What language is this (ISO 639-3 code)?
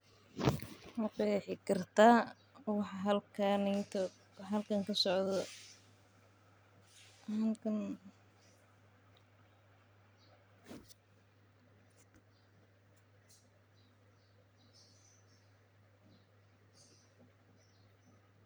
som